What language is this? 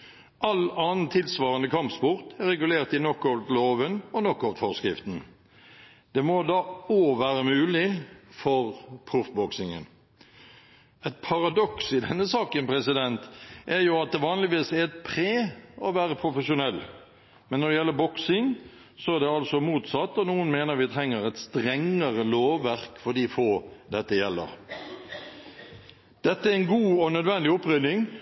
Norwegian Bokmål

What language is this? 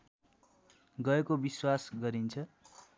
Nepali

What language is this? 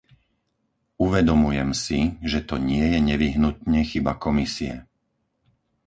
Slovak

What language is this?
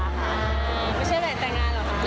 Thai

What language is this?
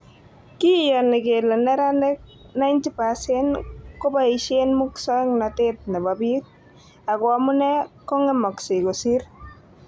Kalenjin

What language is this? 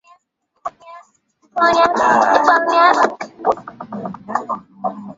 Swahili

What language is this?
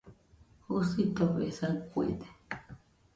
Nüpode Huitoto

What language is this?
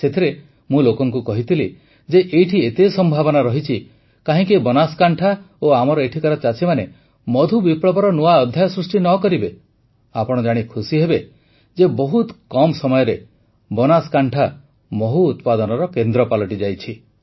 Odia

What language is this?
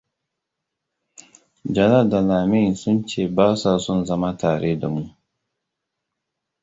Hausa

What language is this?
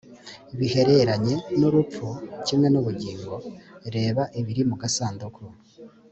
Kinyarwanda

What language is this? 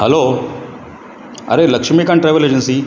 Konkani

